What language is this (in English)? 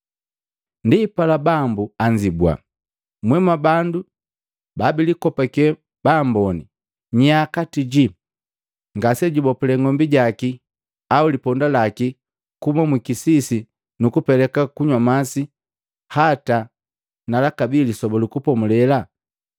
Matengo